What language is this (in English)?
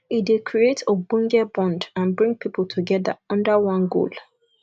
Nigerian Pidgin